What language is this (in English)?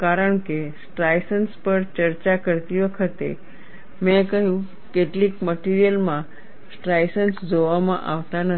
Gujarati